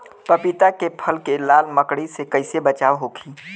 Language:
Bhojpuri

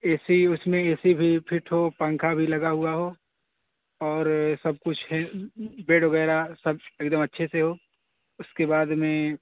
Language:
Urdu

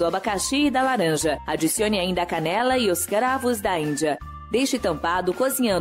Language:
Portuguese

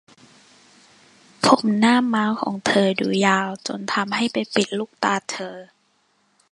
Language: Thai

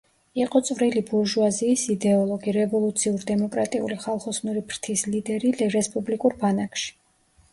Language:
Georgian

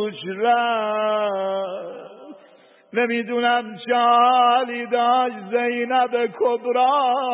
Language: Persian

